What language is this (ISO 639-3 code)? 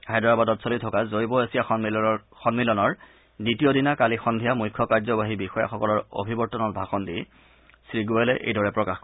asm